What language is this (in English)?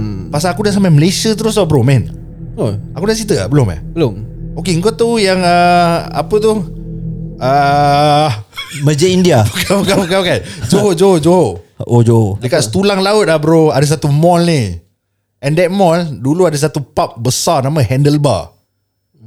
Malay